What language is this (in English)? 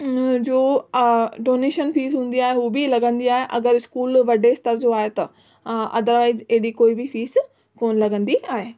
Sindhi